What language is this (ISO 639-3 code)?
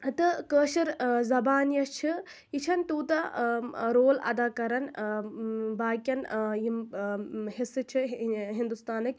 kas